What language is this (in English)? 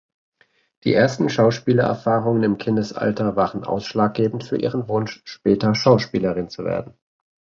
German